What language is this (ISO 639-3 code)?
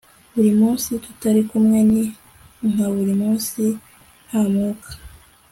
kin